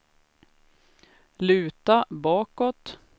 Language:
Swedish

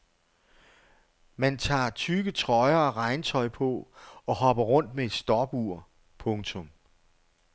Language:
Danish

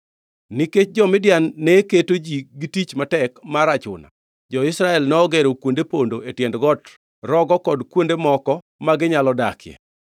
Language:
Luo (Kenya and Tanzania)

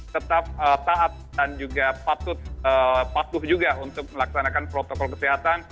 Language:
Indonesian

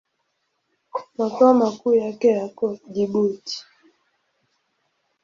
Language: Swahili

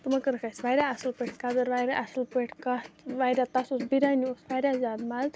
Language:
Kashmiri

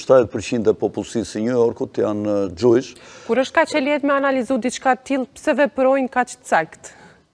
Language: Romanian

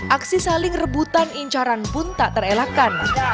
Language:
Indonesian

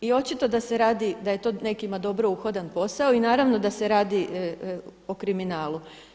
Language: Croatian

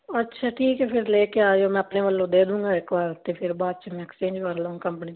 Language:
Punjabi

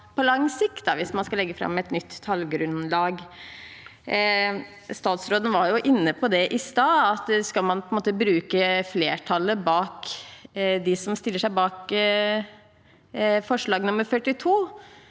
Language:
Norwegian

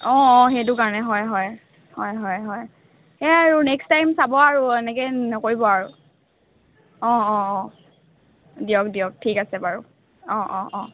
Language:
Assamese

